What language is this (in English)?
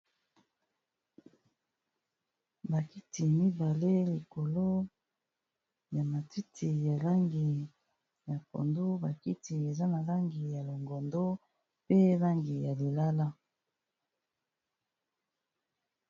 Lingala